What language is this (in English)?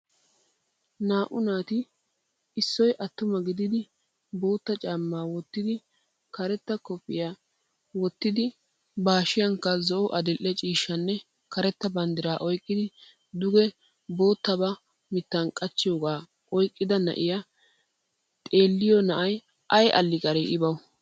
Wolaytta